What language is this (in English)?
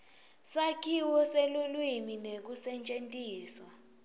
Swati